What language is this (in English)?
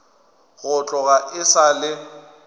Northern Sotho